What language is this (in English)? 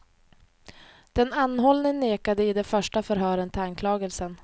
Swedish